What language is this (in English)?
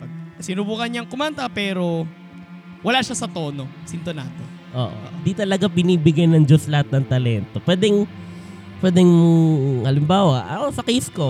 Filipino